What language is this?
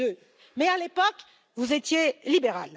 French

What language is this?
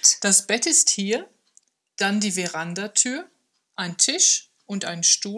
German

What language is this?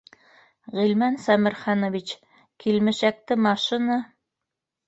Bashkir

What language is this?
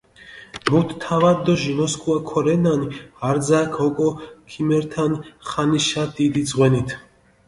Mingrelian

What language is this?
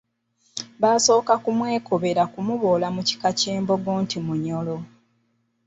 Ganda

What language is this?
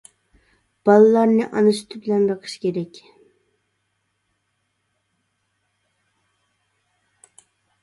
Uyghur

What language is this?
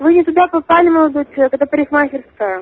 Russian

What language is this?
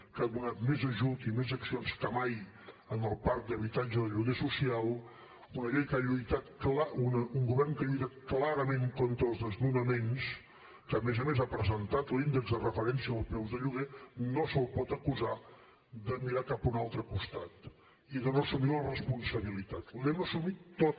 Catalan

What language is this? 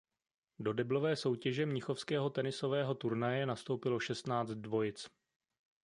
Czech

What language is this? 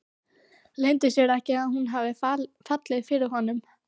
Icelandic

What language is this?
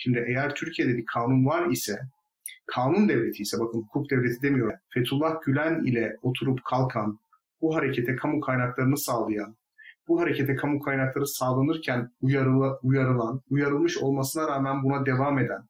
Turkish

